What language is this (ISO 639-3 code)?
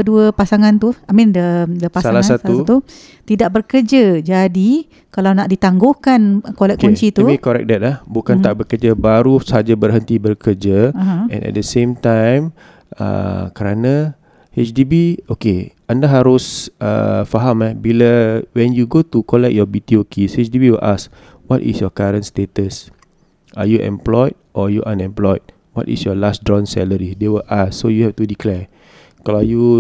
msa